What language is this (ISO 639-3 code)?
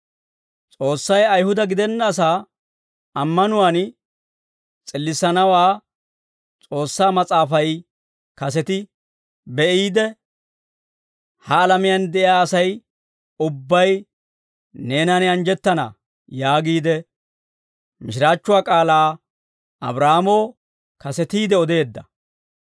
dwr